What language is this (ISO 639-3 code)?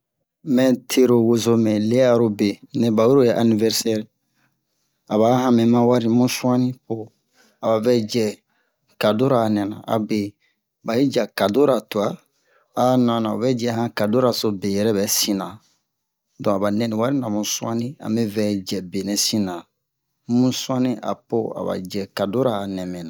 bmq